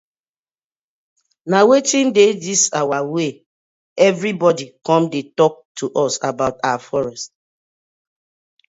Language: Nigerian Pidgin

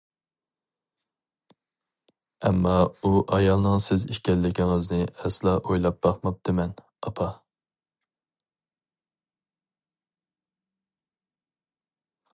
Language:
Uyghur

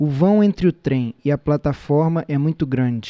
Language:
Portuguese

